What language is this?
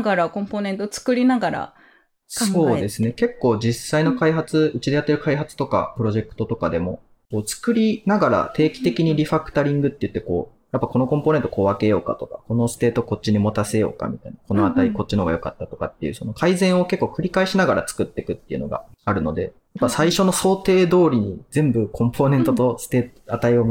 Japanese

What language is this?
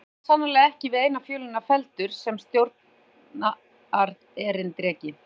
Icelandic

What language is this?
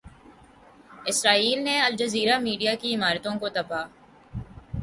Urdu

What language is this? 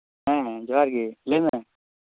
Santali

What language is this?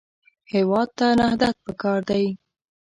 Pashto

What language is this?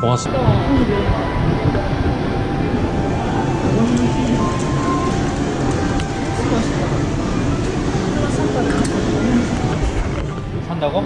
Korean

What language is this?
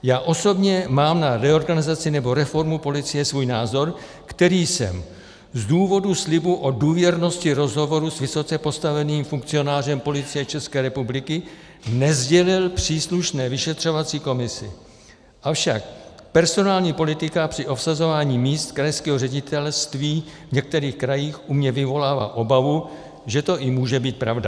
Czech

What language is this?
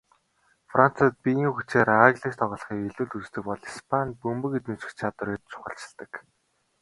Mongolian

